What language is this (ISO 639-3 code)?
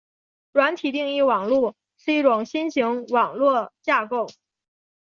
zho